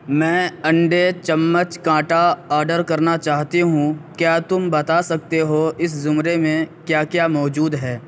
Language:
Urdu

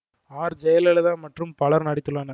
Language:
Tamil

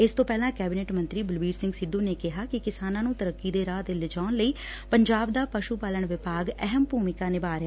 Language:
Punjabi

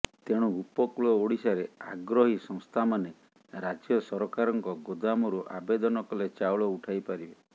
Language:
Odia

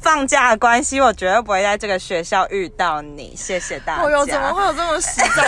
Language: Chinese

